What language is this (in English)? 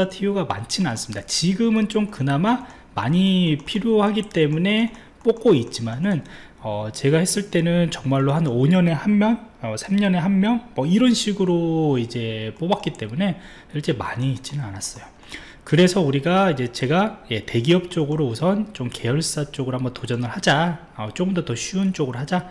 Korean